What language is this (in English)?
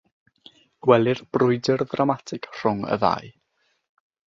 Welsh